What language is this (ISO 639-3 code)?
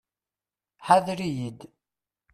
kab